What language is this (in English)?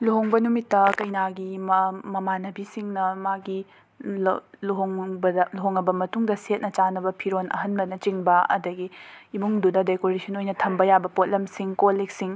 Manipuri